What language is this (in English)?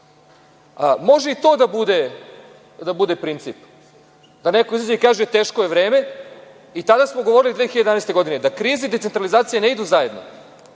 Serbian